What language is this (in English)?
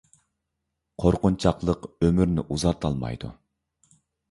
Uyghur